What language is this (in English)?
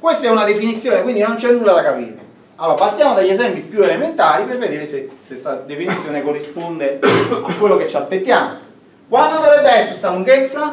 Italian